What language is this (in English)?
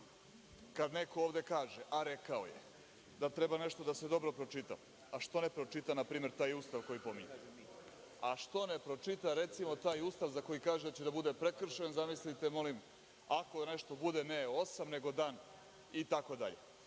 Serbian